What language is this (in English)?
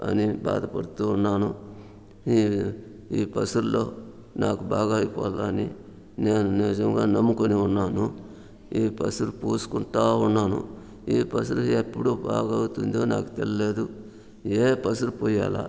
Telugu